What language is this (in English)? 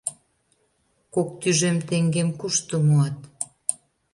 Mari